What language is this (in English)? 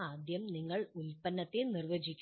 Malayalam